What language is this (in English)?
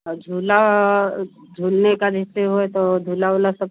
Hindi